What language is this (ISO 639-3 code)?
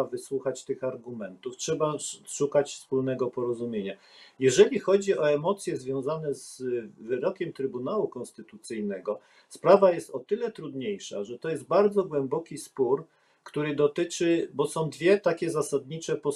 pol